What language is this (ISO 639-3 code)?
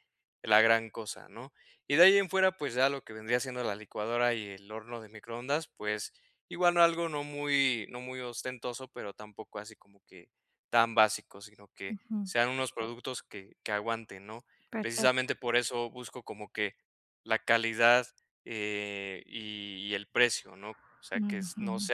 spa